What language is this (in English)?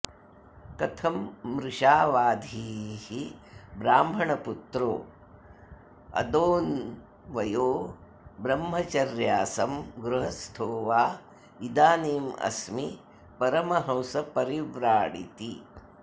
Sanskrit